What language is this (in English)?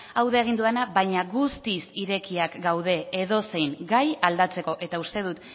Basque